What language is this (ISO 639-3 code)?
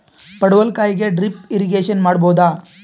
kan